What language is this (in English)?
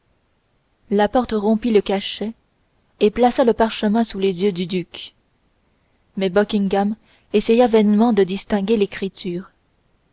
French